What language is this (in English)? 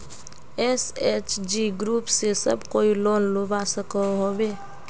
Magahi